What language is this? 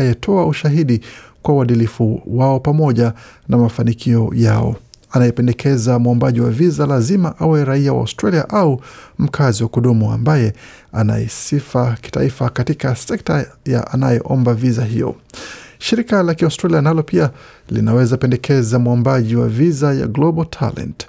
Swahili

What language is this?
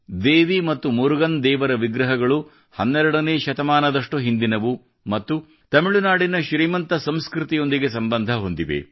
Kannada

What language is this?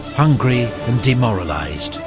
English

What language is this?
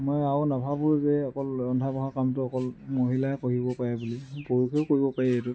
Assamese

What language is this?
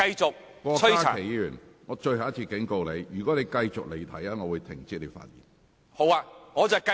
Cantonese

